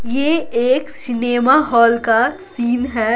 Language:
Hindi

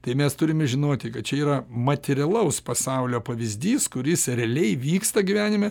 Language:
Lithuanian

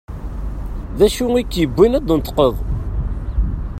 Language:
Kabyle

